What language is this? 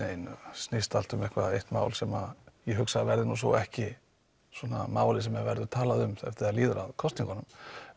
Icelandic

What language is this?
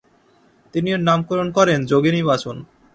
Bangla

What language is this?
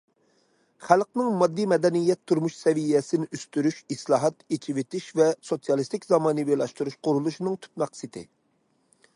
Uyghur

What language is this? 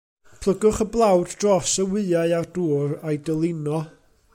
Welsh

